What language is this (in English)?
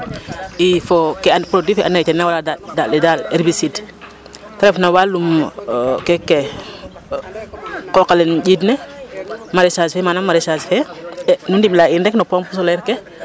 Serer